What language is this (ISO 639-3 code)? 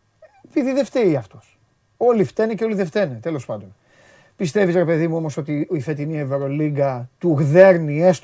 ell